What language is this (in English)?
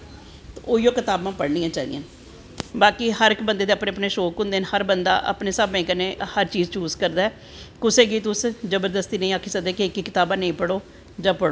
Dogri